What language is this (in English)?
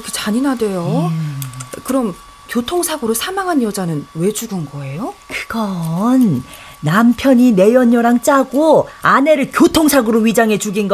Korean